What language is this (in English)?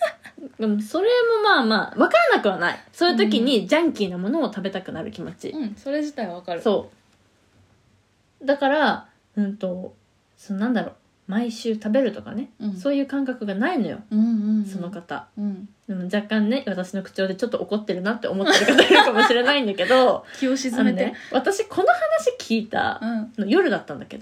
Japanese